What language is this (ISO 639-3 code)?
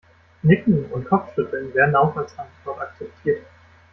deu